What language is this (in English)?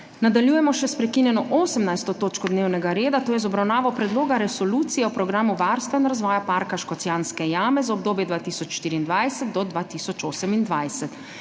Slovenian